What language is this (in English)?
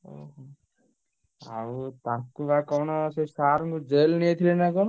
Odia